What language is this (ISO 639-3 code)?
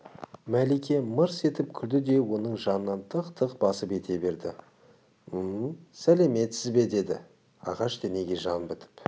kaz